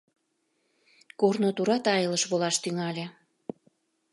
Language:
Mari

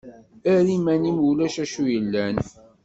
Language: Kabyle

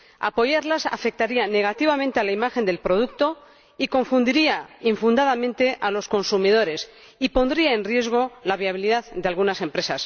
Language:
Spanish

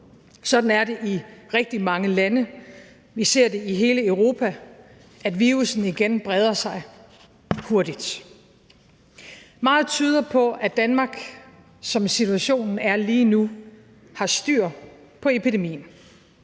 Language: Danish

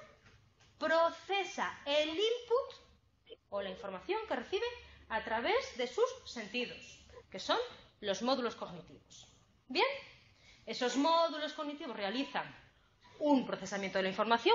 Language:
Spanish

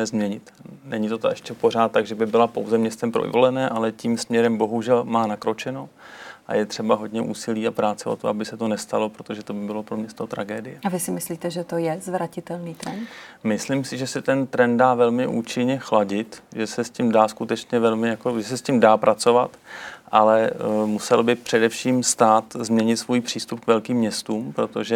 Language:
Czech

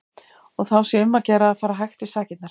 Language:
Icelandic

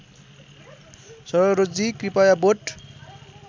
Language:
Nepali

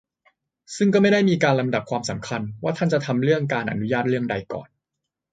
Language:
Thai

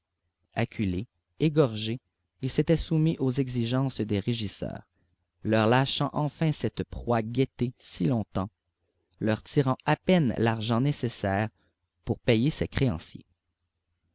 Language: French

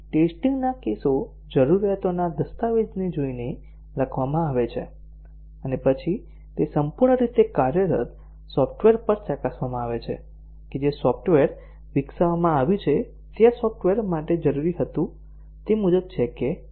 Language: Gujarati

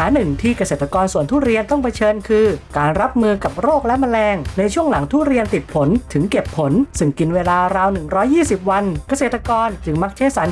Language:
Thai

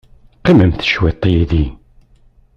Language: Kabyle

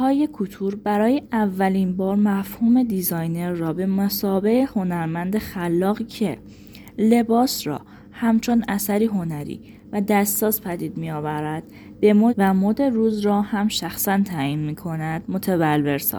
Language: Persian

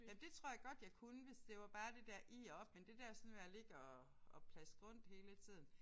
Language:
Danish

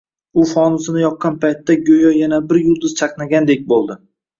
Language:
Uzbek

